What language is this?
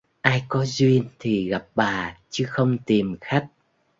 Vietnamese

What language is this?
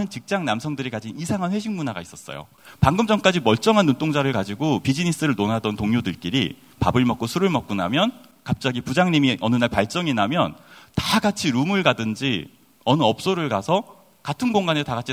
Korean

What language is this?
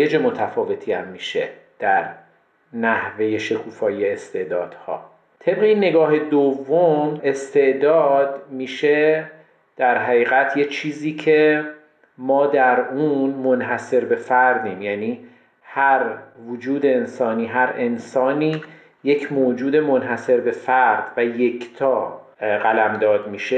Persian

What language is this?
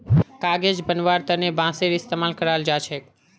Magahi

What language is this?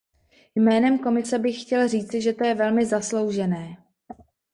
Czech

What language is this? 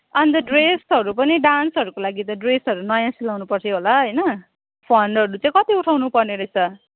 Nepali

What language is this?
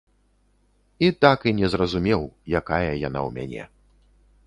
Belarusian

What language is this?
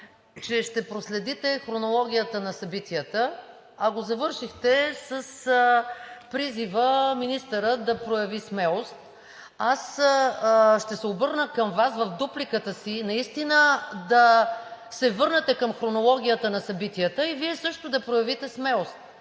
Bulgarian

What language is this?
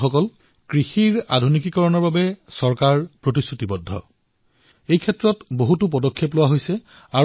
Assamese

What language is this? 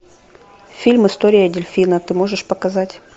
Russian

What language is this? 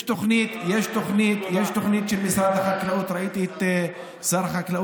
Hebrew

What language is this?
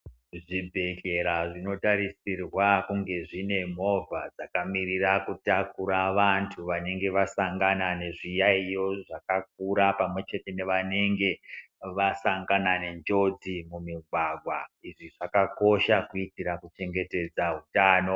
Ndau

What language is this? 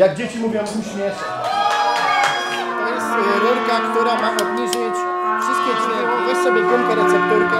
Polish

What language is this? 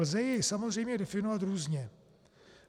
Czech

